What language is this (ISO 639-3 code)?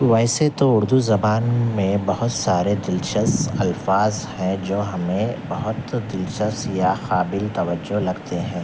urd